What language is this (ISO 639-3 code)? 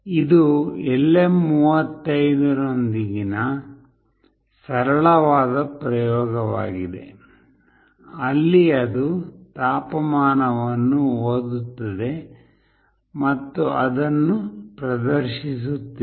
kan